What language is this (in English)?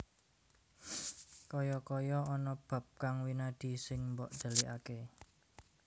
Javanese